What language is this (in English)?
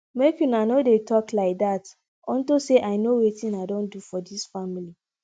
Nigerian Pidgin